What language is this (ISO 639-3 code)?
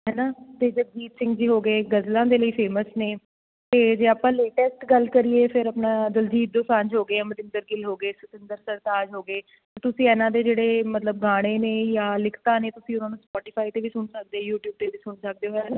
pan